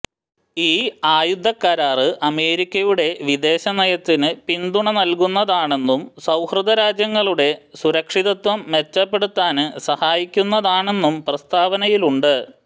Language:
Malayalam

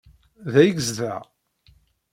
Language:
Kabyle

